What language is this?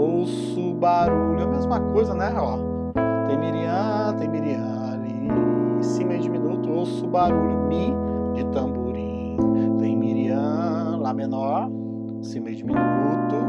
Portuguese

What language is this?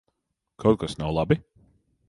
Latvian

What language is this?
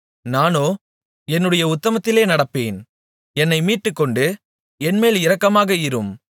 Tamil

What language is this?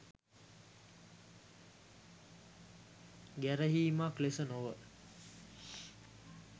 Sinhala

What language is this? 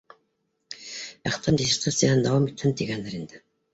Bashkir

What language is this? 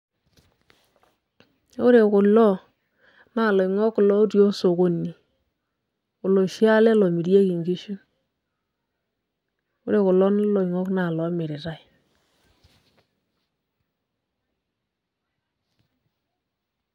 Masai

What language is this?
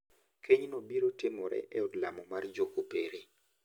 Luo (Kenya and Tanzania)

